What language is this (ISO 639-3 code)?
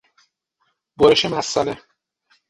fas